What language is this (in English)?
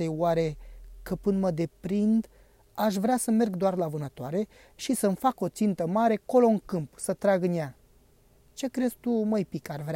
Romanian